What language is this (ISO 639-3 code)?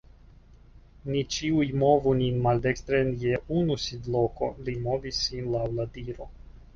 epo